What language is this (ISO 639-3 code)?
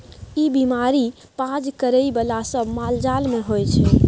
mai